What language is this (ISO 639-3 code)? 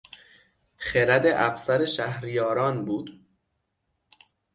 fas